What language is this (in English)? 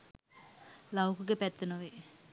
Sinhala